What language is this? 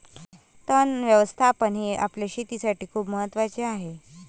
Marathi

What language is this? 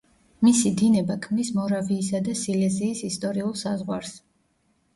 Georgian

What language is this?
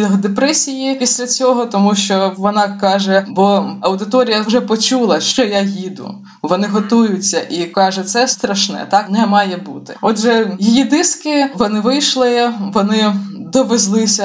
Ukrainian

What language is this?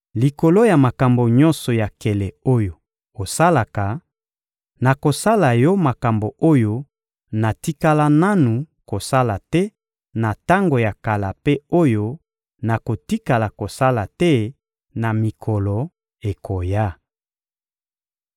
Lingala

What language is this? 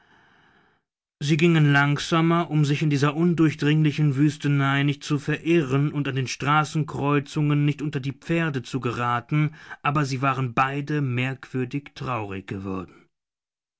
German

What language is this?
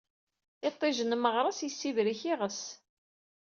Kabyle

